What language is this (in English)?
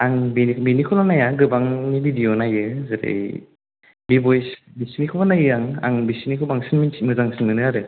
Bodo